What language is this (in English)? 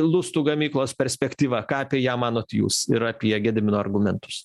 Lithuanian